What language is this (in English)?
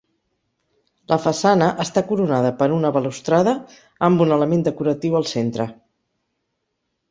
Catalan